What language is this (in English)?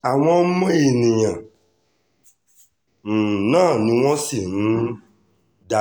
Yoruba